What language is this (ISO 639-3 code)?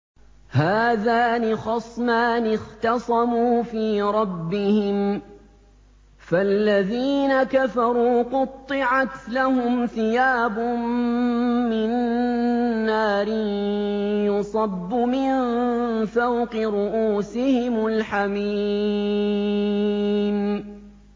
ara